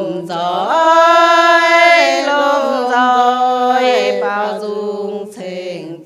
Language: Thai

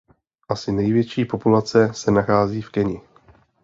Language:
Czech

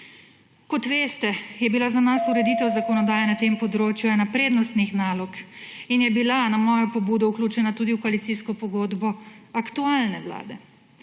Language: Slovenian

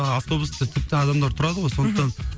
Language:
Kazakh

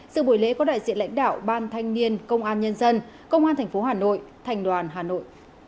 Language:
Vietnamese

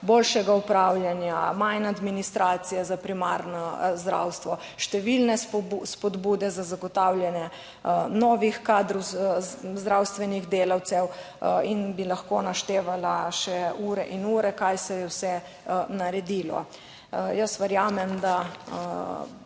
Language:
Slovenian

